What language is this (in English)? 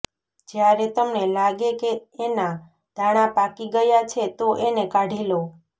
Gujarati